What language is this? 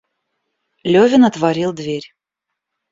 Russian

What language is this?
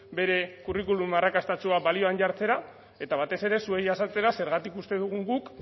Basque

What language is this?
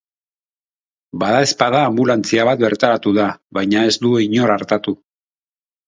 Basque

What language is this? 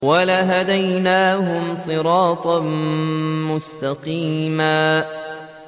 Arabic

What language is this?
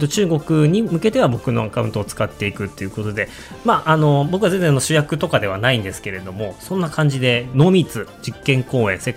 Japanese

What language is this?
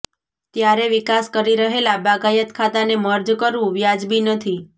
Gujarati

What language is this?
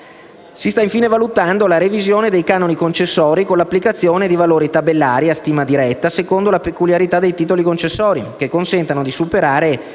Italian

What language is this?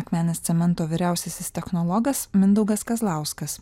Lithuanian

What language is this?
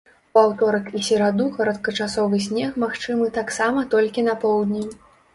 Belarusian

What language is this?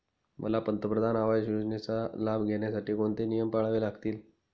Marathi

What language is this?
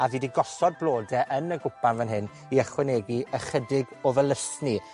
Welsh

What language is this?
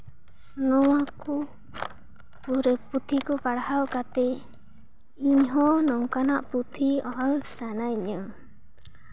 Santali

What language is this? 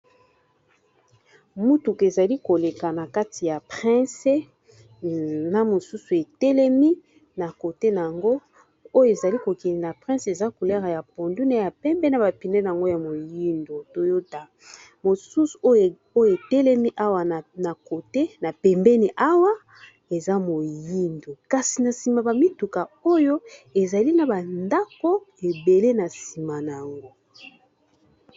Lingala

